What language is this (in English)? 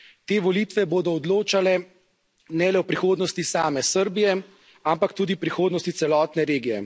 Slovenian